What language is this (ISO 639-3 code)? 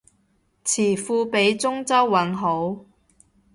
yue